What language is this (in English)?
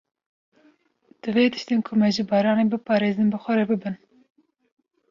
Kurdish